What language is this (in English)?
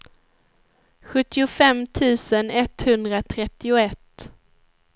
Swedish